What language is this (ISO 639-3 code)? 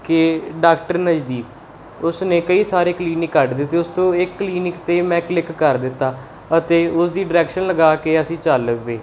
pan